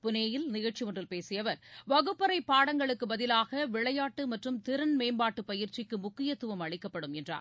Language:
Tamil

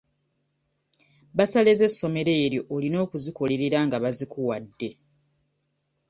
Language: Ganda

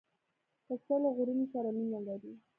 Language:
Pashto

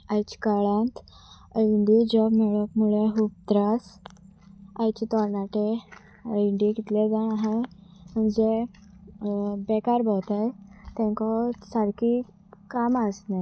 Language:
Konkani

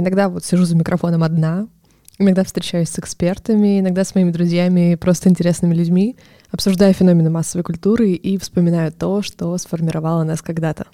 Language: Russian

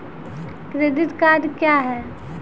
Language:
Maithili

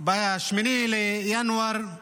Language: Hebrew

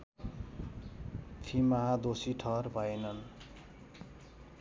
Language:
Nepali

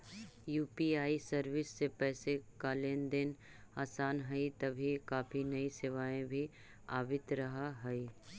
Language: Magahi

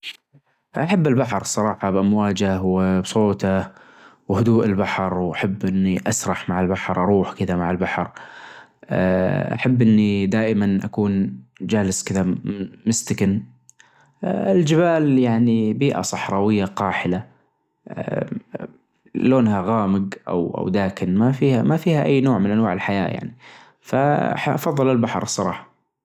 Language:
Najdi Arabic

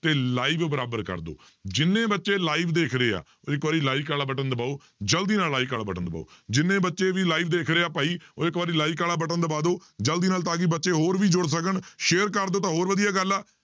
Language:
Punjabi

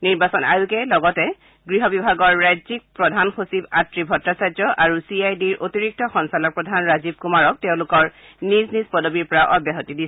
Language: Assamese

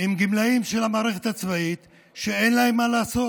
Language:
Hebrew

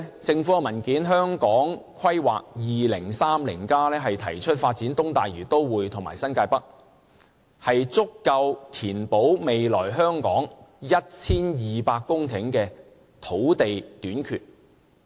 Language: Cantonese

